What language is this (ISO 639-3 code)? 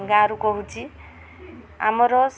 ori